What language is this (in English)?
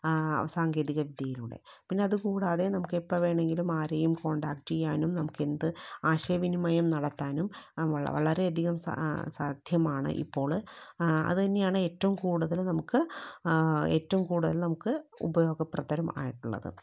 Malayalam